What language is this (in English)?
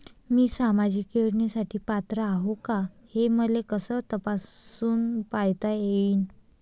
Marathi